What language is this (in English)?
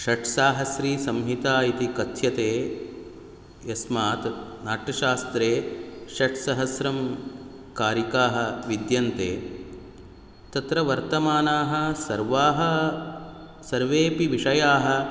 Sanskrit